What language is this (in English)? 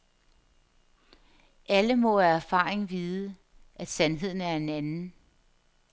Danish